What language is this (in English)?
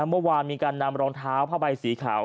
Thai